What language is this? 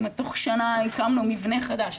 Hebrew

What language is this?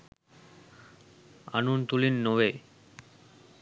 Sinhala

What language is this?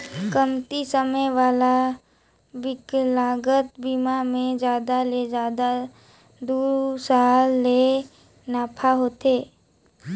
Chhattisgarhi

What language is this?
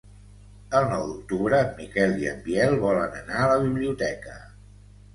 Catalan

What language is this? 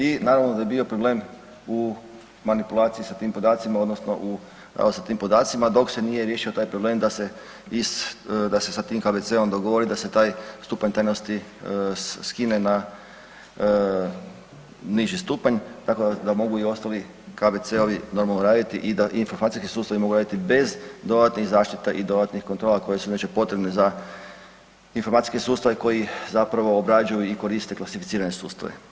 Croatian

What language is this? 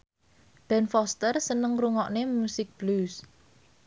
Javanese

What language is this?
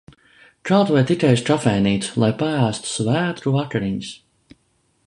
Latvian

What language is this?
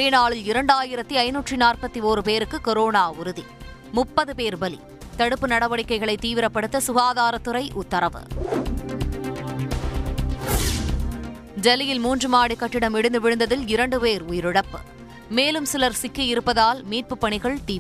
Tamil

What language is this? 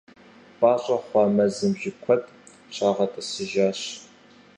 Kabardian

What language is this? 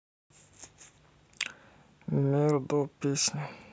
Russian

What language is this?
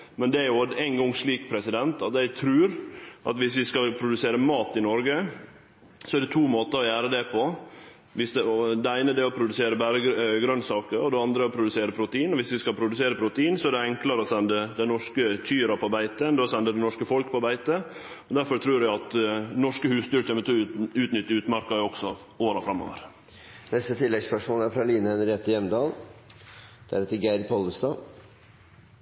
Norwegian Nynorsk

